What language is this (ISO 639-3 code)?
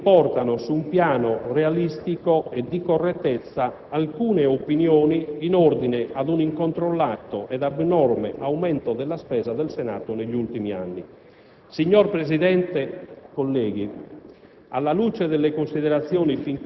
ita